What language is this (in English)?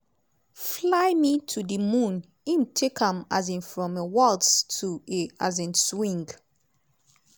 Nigerian Pidgin